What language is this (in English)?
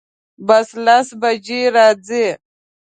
Pashto